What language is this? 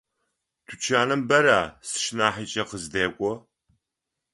Adyghe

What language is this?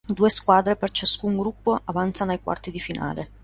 Italian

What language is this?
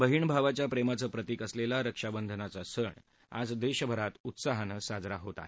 Marathi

